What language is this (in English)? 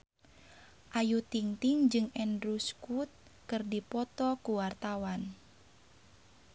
Sundanese